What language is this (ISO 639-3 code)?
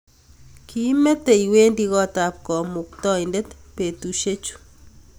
kln